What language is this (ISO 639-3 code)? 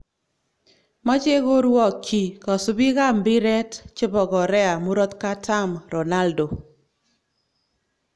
kln